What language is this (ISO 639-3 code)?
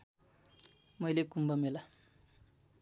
nep